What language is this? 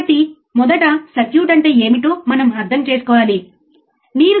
Telugu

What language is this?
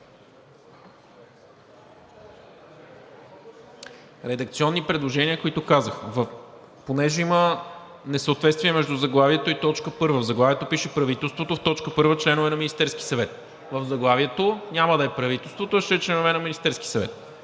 Bulgarian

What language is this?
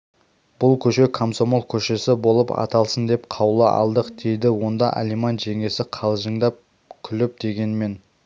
Kazakh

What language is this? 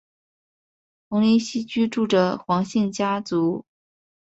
Chinese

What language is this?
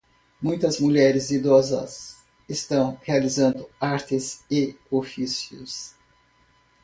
Portuguese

